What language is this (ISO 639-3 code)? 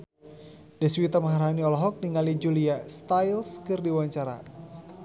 sun